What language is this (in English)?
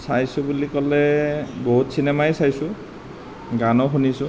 Assamese